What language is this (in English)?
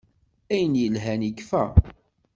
Kabyle